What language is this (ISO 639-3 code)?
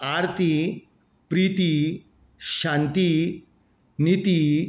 kok